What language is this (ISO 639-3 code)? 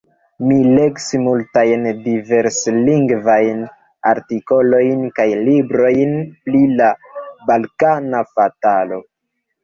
epo